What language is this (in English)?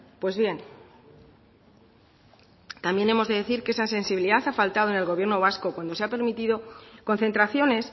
Spanish